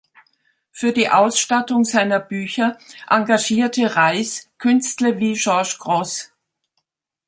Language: German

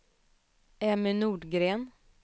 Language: Swedish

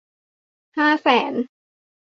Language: Thai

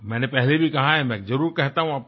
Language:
Hindi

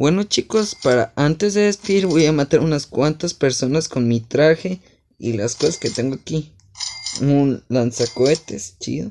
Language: Spanish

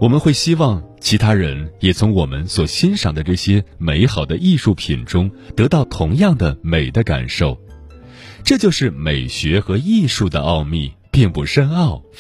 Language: Chinese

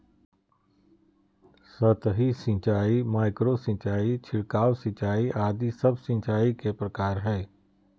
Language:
Magahi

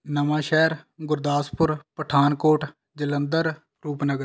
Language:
Punjabi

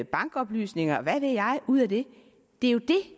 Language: Danish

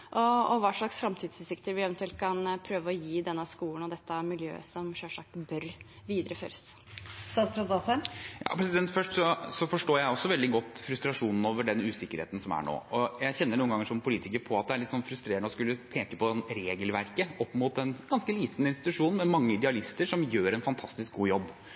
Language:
Norwegian Bokmål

